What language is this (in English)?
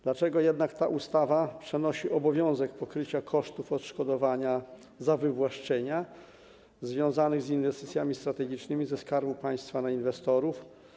Polish